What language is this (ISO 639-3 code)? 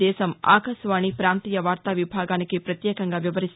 tel